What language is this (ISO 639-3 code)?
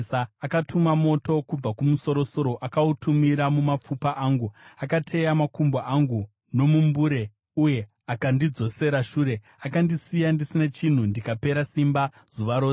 sna